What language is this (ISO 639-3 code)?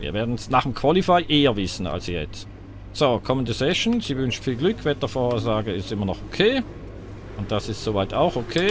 deu